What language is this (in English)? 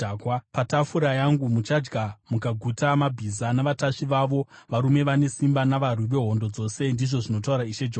Shona